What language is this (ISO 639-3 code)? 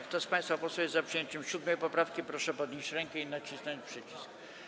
pol